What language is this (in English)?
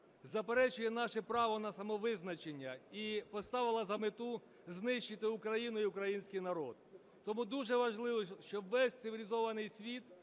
Ukrainian